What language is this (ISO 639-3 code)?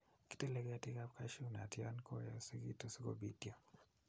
kln